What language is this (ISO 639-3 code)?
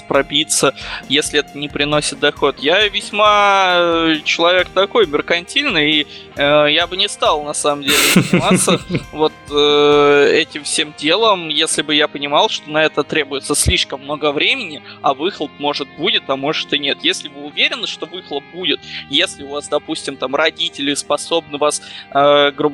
rus